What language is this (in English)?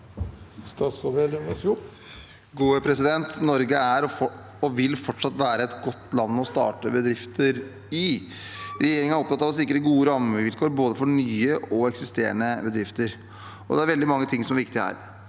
Norwegian